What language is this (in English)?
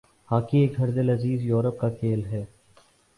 Urdu